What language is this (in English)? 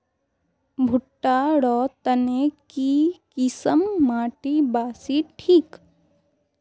Magahi